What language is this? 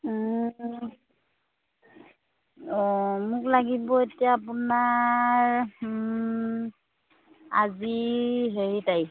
Assamese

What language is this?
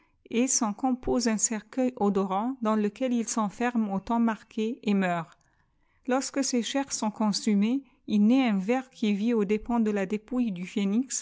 French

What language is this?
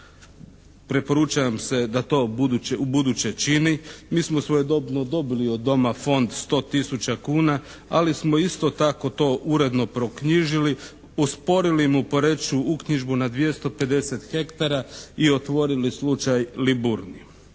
Croatian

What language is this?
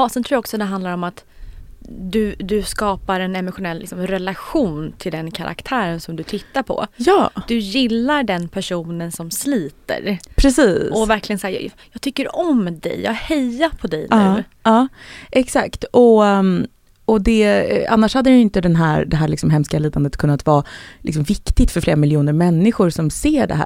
Swedish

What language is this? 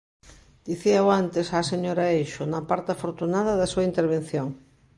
Galician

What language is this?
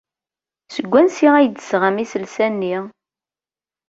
Kabyle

